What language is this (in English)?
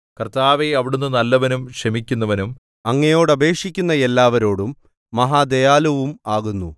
Malayalam